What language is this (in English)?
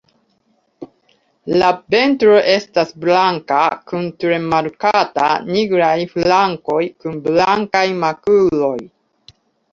Esperanto